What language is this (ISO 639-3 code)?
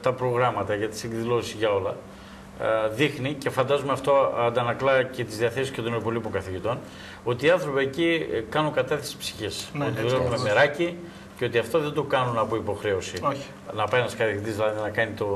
ell